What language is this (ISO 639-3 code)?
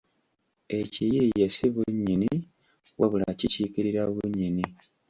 lug